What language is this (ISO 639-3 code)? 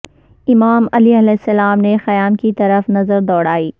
urd